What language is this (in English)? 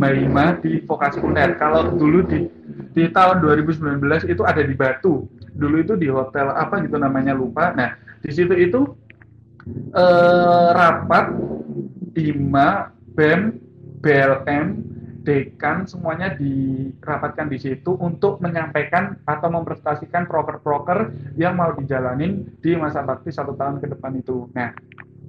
Indonesian